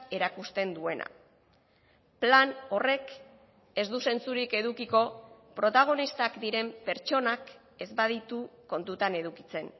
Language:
Basque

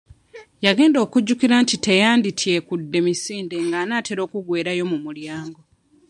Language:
Ganda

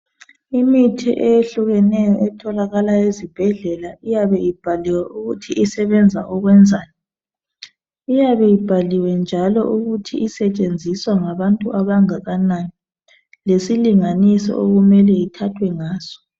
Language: North Ndebele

